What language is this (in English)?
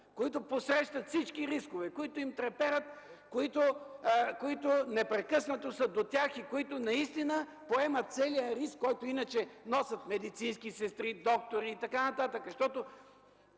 Bulgarian